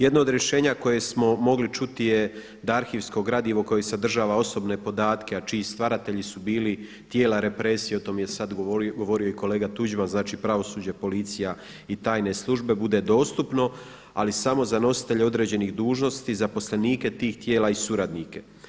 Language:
Croatian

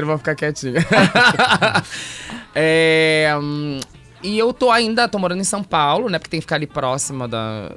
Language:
Portuguese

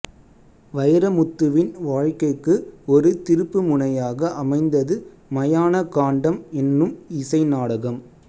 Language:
Tamil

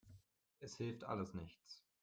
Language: German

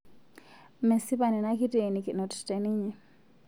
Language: Masai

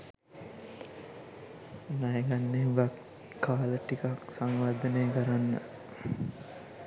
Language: Sinhala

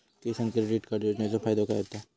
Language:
Marathi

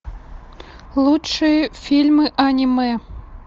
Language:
Russian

